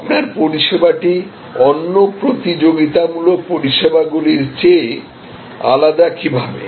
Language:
Bangla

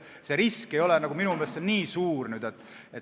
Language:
Estonian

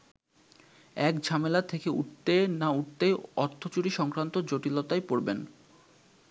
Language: Bangla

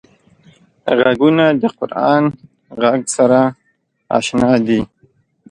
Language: Pashto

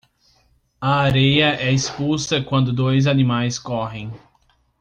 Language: Portuguese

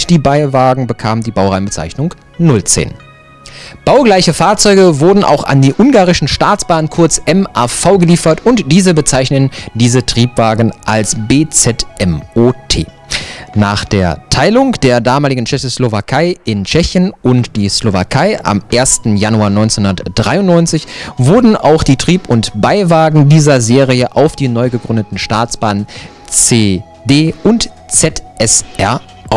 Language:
German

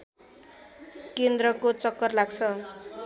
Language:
Nepali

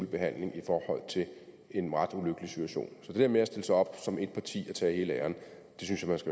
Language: Danish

